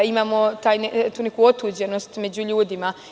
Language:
Serbian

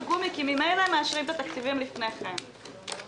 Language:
Hebrew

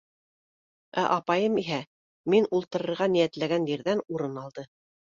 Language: Bashkir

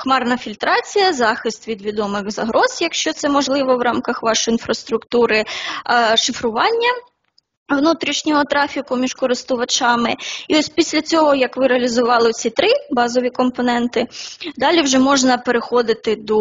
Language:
Ukrainian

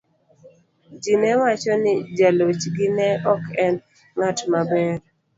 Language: Luo (Kenya and Tanzania)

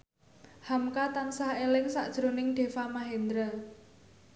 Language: Javanese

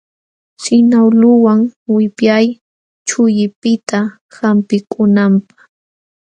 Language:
Jauja Wanca Quechua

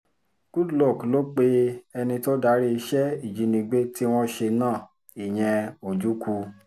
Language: Yoruba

